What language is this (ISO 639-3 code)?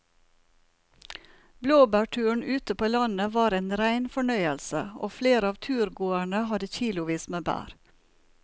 nor